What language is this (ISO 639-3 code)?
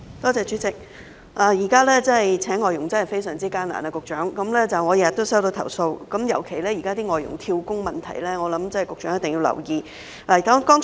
yue